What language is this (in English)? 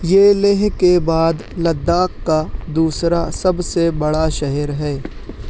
Urdu